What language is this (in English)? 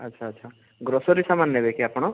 Odia